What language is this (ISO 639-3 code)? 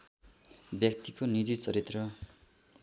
nep